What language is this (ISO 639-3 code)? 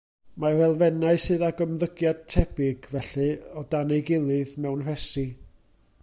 cym